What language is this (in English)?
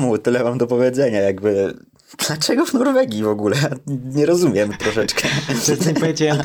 Polish